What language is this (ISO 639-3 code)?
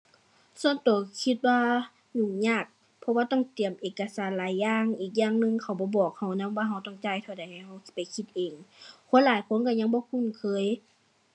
tha